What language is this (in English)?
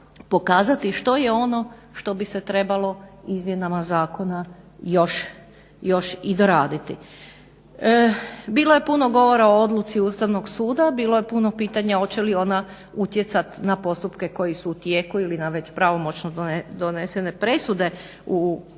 Croatian